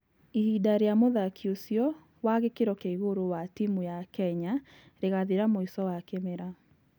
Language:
Kikuyu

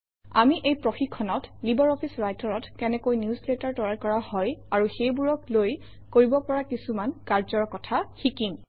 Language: Assamese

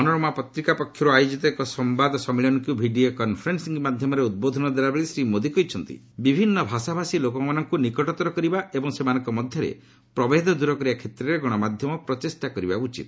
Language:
Odia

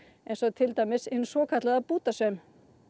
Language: Icelandic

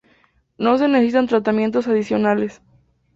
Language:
Spanish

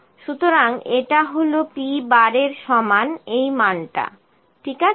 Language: Bangla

